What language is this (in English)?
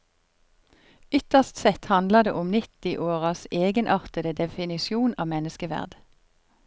Norwegian